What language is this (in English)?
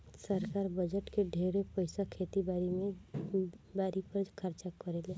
Bhojpuri